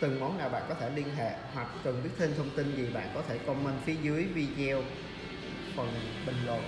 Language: Vietnamese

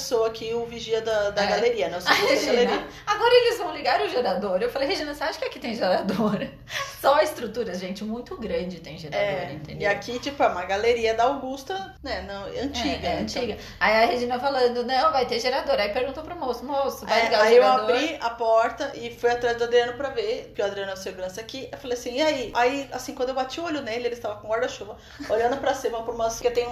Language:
Portuguese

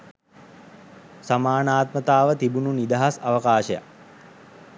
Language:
Sinhala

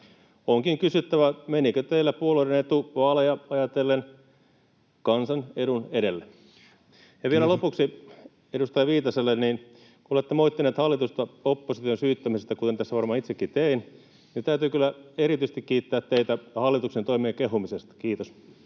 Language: Finnish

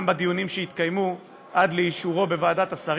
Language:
Hebrew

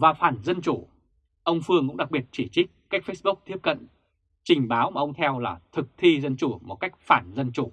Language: Vietnamese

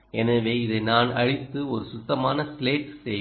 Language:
Tamil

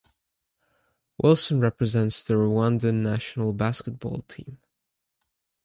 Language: English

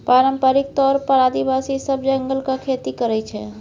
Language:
Maithili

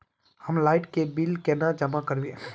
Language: Magahi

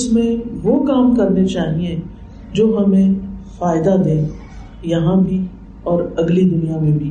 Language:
Urdu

